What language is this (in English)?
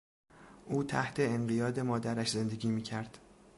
Persian